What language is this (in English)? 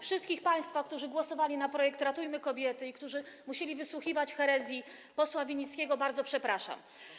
Polish